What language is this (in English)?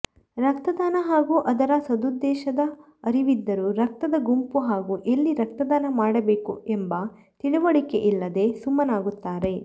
Kannada